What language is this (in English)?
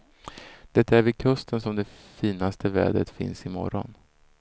Swedish